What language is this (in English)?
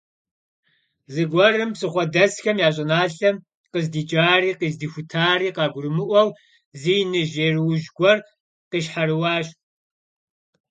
Kabardian